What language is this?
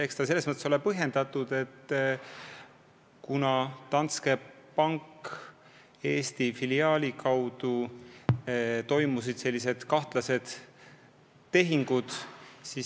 Estonian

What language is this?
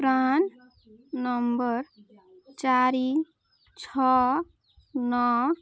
Odia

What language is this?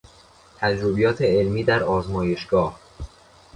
Persian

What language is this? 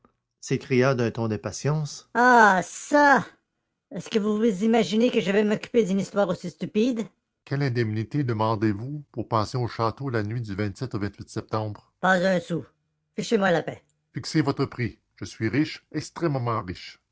French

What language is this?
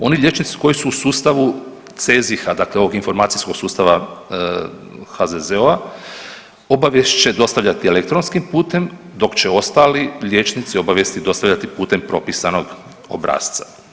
Croatian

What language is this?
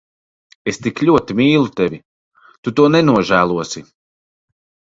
Latvian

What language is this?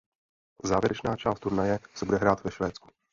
Czech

